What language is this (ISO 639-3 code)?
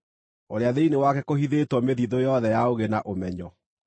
kik